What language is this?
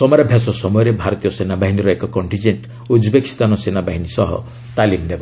Odia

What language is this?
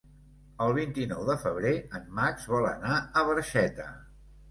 Catalan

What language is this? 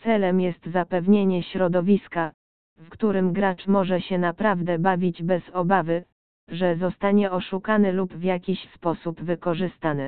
Polish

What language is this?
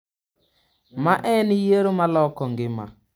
Luo (Kenya and Tanzania)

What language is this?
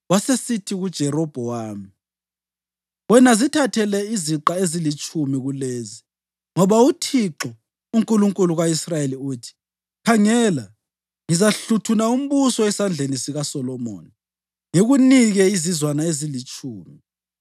North Ndebele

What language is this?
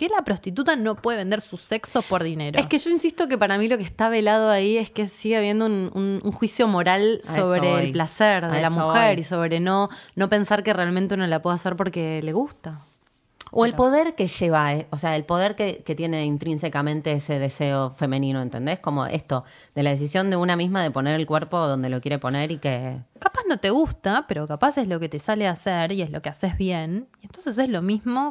Spanish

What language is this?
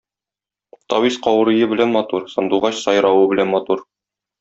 Tatar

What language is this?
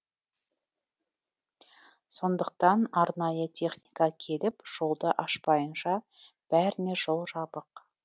Kazakh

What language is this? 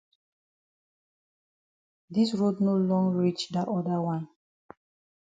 Cameroon Pidgin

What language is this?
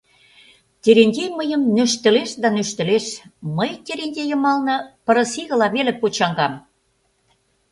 Mari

